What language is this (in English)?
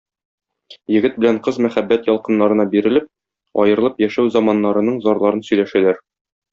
Tatar